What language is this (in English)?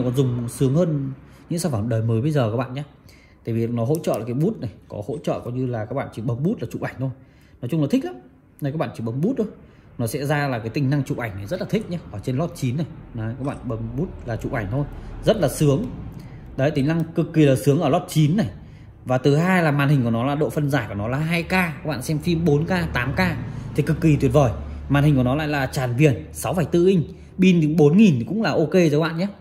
Vietnamese